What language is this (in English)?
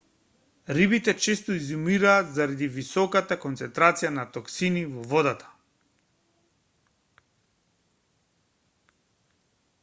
Macedonian